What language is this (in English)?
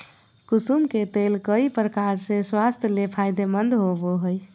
Magahi